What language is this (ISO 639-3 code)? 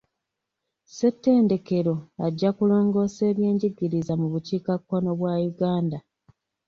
lug